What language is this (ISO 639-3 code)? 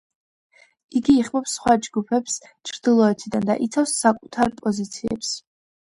kat